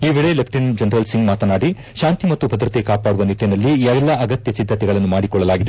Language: Kannada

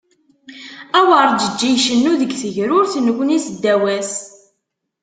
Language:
Kabyle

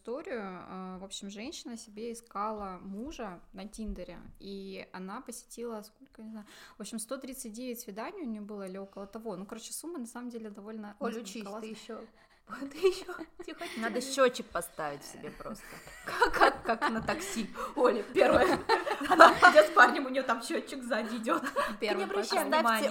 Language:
Russian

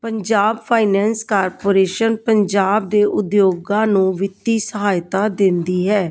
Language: Punjabi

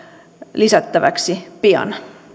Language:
Finnish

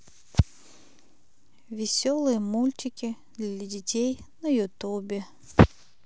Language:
Russian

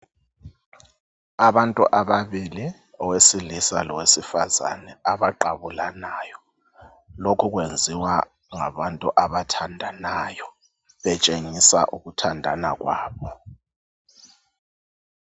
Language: North Ndebele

